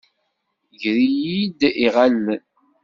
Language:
Kabyle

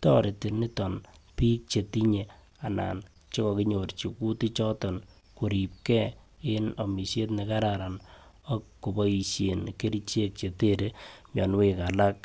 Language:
Kalenjin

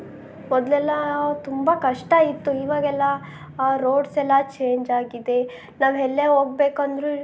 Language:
Kannada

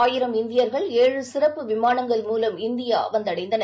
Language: Tamil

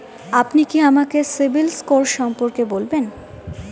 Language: Bangla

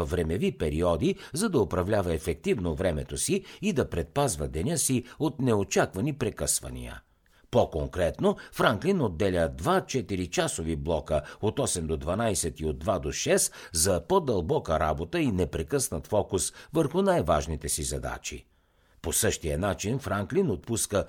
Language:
Bulgarian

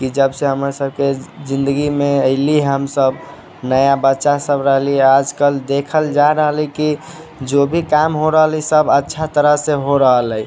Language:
Maithili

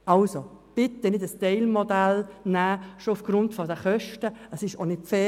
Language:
Swiss German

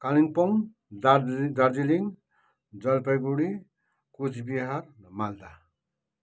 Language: Nepali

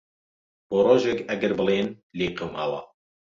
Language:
Central Kurdish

